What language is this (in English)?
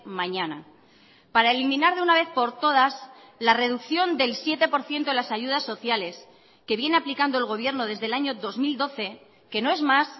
Spanish